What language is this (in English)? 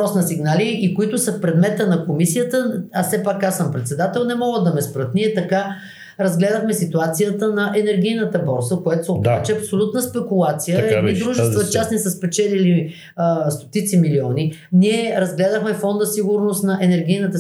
Bulgarian